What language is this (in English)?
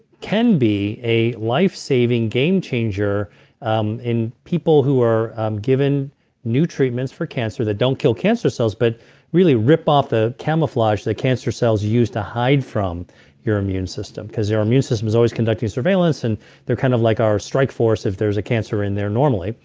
English